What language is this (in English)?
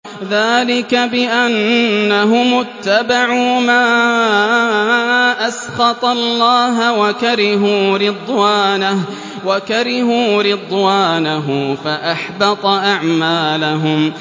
Arabic